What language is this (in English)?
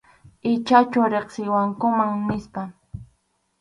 Arequipa-La Unión Quechua